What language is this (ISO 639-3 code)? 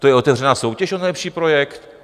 ces